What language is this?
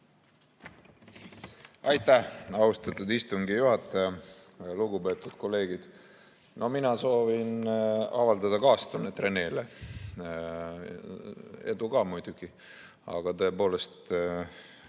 Estonian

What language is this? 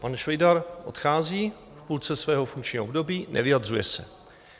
Czech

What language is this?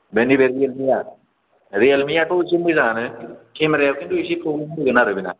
Bodo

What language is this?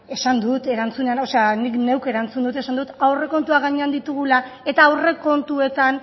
Basque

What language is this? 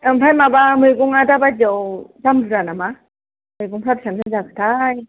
Bodo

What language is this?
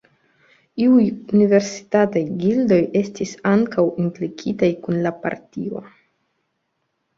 Esperanto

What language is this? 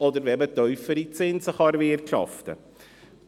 Swiss German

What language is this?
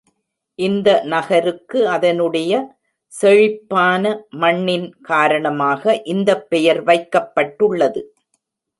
Tamil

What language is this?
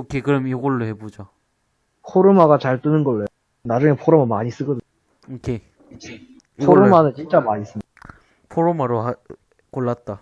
Korean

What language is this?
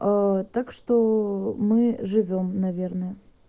Russian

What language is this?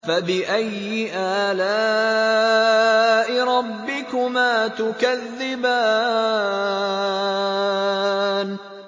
Arabic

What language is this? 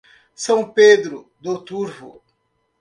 Portuguese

